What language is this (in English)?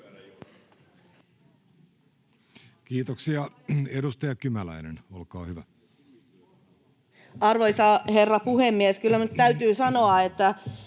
Finnish